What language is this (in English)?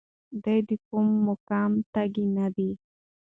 Pashto